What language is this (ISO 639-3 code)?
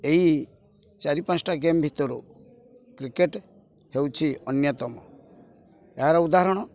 ori